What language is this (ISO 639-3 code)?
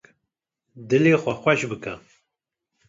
kur